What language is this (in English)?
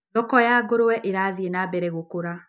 Kikuyu